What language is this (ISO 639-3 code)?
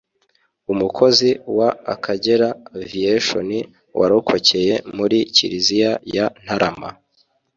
kin